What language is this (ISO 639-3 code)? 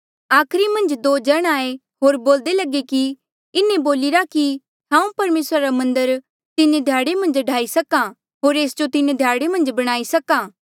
mjl